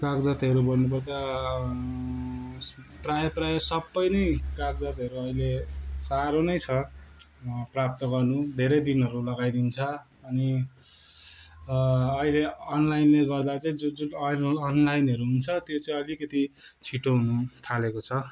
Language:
Nepali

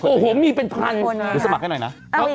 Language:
Thai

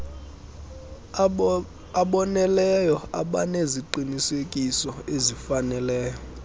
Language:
Xhosa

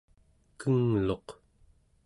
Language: Central Yupik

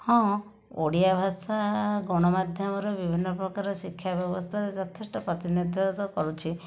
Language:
Odia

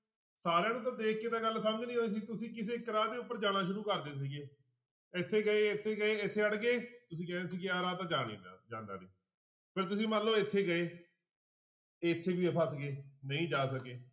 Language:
Punjabi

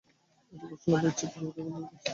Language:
Bangla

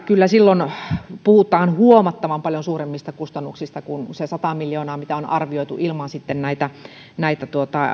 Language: Finnish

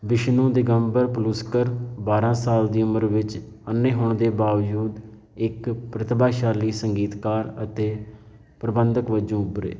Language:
Punjabi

